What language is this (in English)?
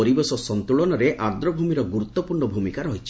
Odia